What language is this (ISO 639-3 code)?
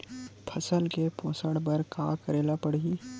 hne